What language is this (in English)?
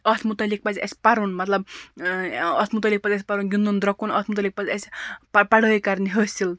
Kashmiri